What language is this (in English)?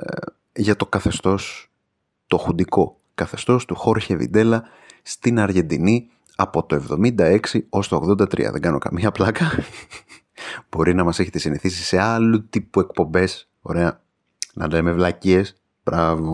Greek